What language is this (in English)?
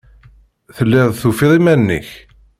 Kabyle